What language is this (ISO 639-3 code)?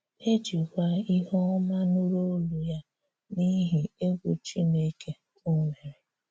ibo